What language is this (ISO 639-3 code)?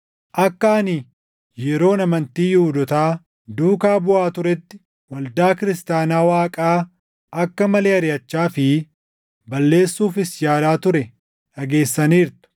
orm